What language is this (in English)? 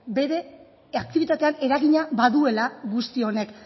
Basque